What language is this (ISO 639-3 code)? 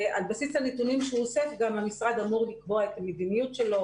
heb